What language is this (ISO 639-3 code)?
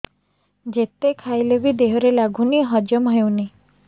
ori